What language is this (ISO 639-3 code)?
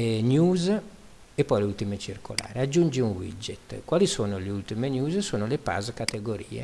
ita